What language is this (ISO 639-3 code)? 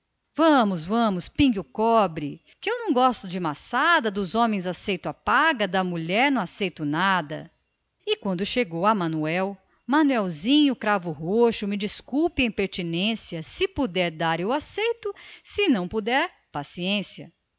por